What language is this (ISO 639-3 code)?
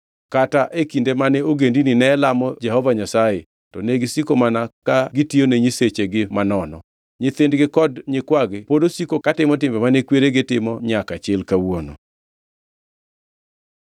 luo